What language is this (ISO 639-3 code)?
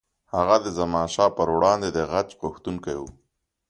pus